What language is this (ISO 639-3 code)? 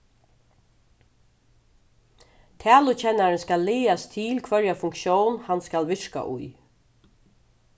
fao